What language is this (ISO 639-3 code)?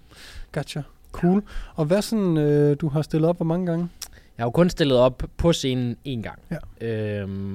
dan